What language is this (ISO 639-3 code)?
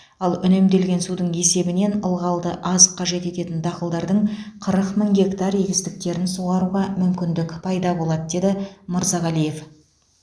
kaz